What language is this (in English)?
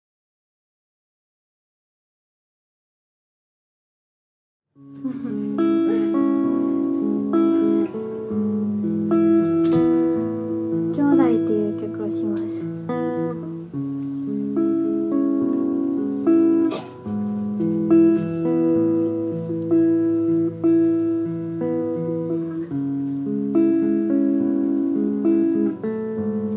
Japanese